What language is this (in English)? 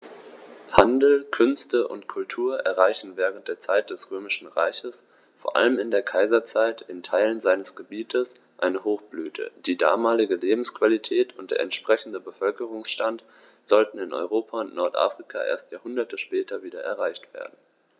German